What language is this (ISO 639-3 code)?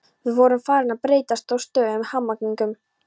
isl